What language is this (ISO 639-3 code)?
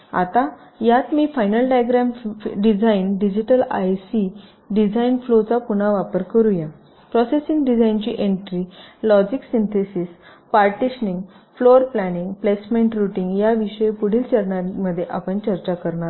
mar